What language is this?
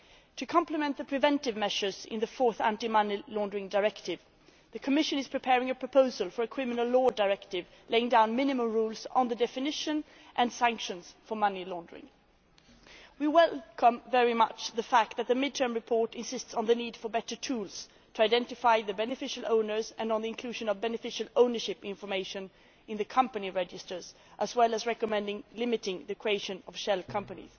English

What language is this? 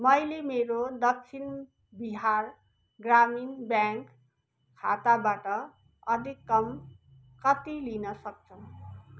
Nepali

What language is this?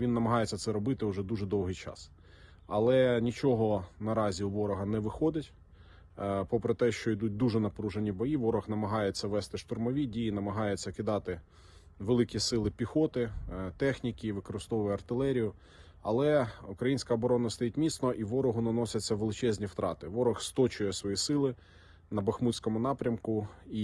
Ukrainian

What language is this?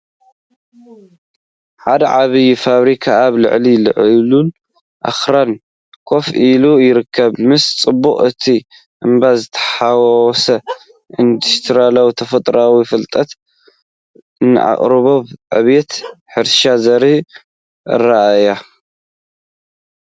Tigrinya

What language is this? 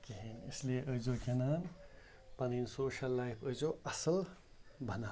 Kashmiri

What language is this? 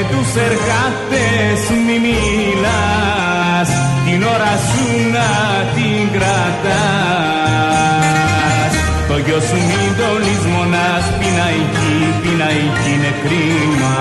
Greek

